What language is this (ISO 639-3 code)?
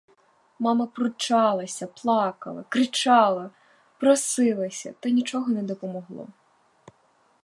ukr